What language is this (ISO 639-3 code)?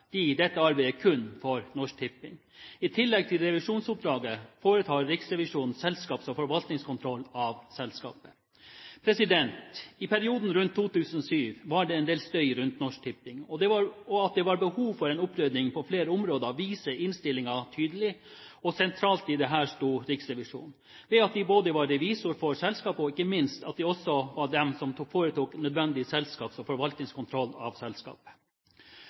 nob